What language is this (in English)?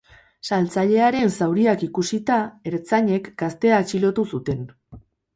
Basque